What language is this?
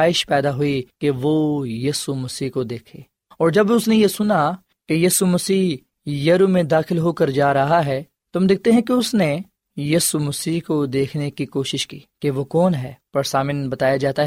Urdu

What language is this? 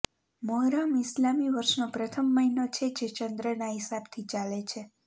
Gujarati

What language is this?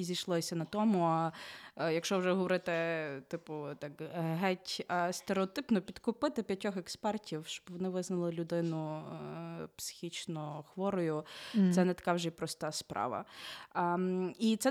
Ukrainian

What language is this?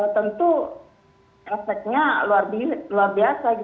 Indonesian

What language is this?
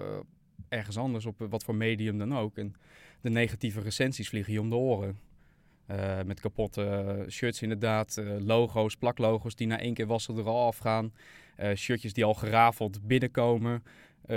Dutch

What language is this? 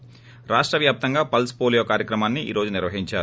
Telugu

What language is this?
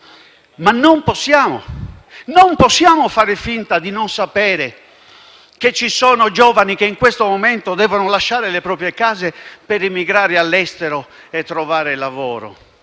Italian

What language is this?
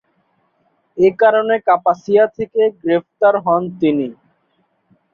Bangla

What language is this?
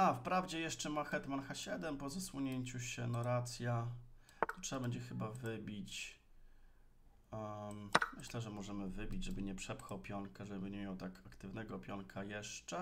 Polish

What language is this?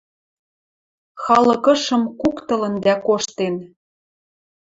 Western Mari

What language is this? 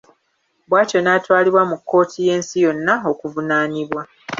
Ganda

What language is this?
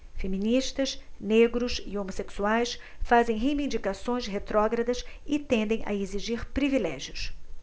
Portuguese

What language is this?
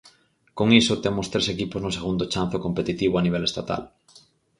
Galician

